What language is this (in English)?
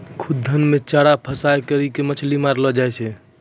Maithili